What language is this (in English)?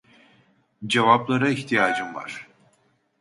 Turkish